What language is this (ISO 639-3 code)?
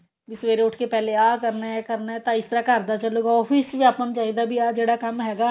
pan